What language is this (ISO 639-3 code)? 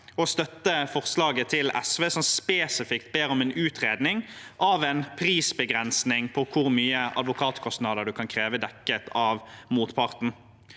nor